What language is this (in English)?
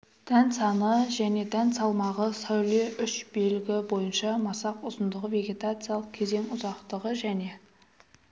Kazakh